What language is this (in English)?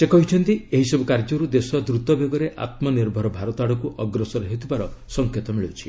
Odia